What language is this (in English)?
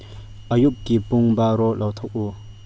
Manipuri